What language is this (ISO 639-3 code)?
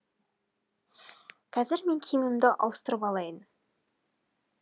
kaz